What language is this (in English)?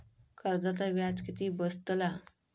Marathi